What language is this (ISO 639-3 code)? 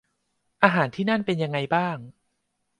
tha